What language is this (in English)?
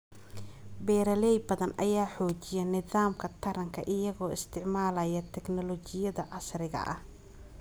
Somali